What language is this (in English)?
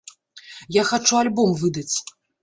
Belarusian